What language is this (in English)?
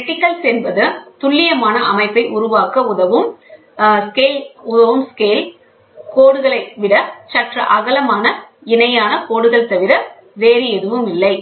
Tamil